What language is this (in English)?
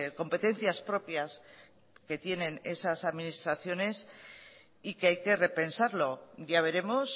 Spanish